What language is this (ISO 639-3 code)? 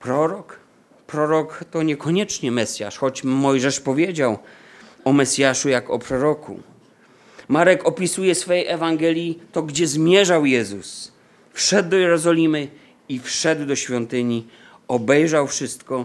pol